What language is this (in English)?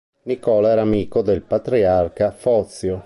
Italian